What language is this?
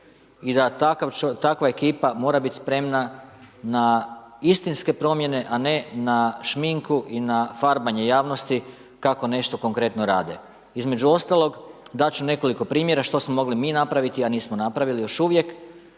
Croatian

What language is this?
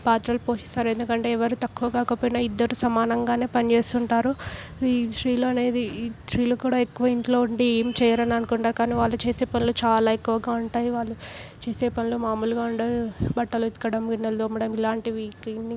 Telugu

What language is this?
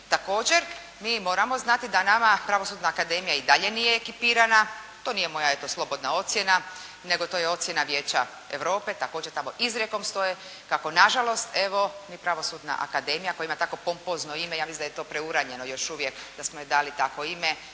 Croatian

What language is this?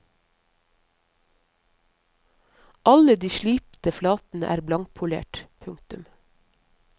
Norwegian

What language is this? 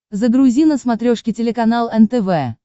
Russian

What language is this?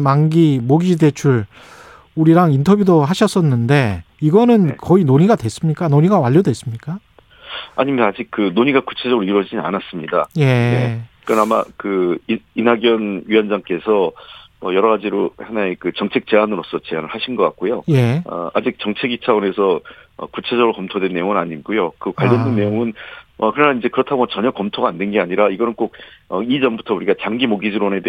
Korean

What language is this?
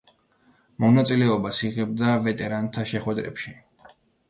Georgian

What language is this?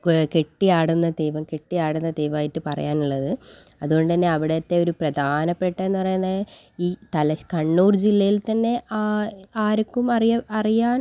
Malayalam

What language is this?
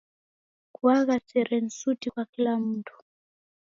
Taita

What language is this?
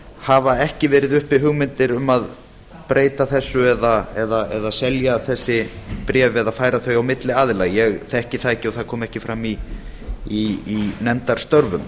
Icelandic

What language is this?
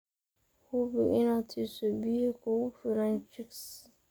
Somali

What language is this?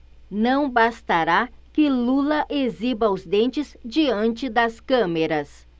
Portuguese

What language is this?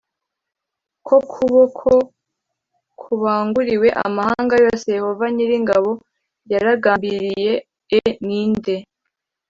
Kinyarwanda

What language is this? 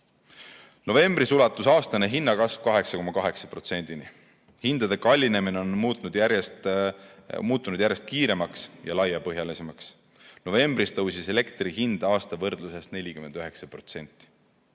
Estonian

